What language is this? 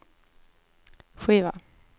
Swedish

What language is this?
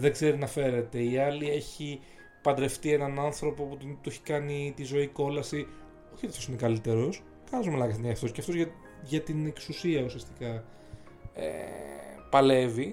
Greek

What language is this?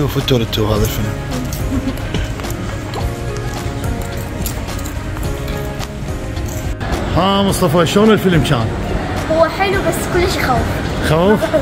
Arabic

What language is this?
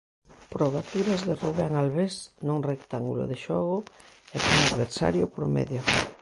Galician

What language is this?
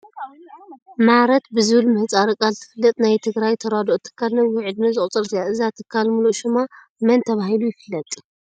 Tigrinya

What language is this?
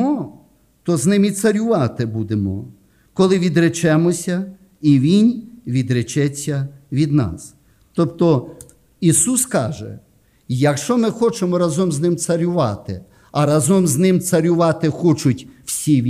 Ukrainian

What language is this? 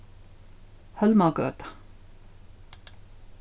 Faroese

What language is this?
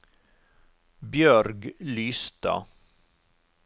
Norwegian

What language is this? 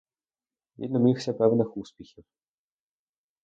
Ukrainian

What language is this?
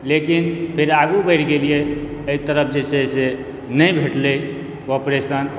Maithili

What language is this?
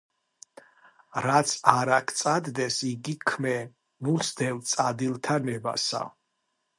Georgian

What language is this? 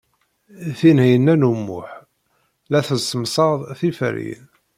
Kabyle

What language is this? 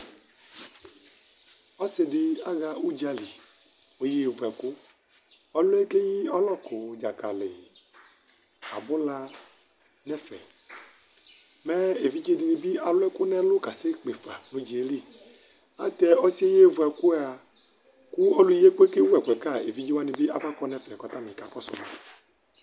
Ikposo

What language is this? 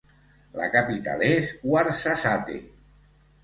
Catalan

